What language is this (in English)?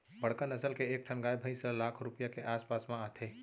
Chhattisgarhi